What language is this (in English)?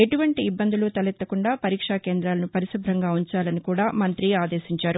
Telugu